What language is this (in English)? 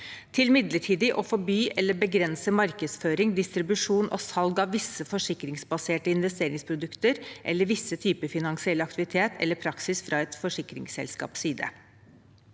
Norwegian